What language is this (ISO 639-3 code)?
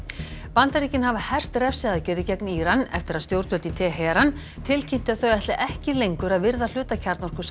isl